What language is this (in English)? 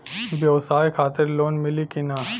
Bhojpuri